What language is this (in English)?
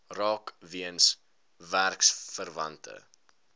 Afrikaans